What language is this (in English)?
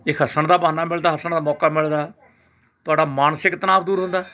Punjabi